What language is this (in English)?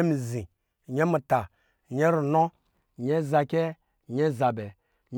Lijili